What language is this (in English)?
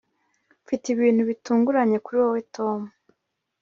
Kinyarwanda